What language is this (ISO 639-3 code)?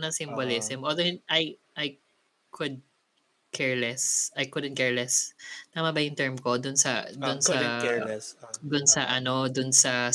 fil